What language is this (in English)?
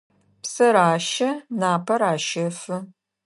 Adyghe